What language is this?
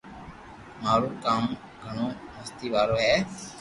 Loarki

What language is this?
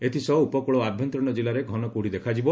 Odia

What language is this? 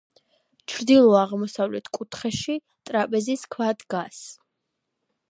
Georgian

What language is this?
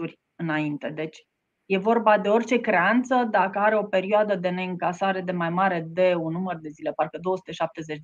Romanian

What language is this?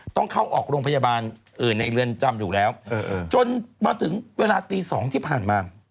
Thai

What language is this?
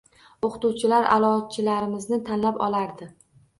Uzbek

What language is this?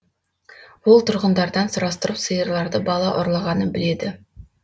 Kazakh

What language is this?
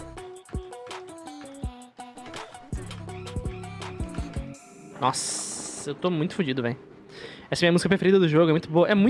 Portuguese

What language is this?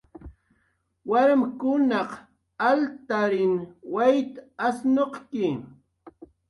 Jaqaru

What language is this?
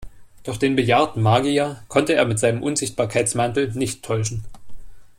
German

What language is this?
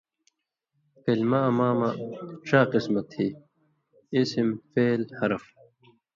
Indus Kohistani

